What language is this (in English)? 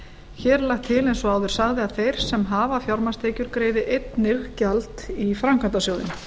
Icelandic